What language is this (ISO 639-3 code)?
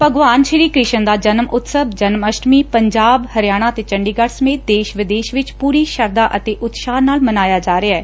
pan